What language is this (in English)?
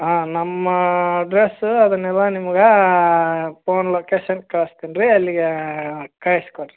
Kannada